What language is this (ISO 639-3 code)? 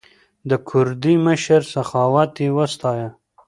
pus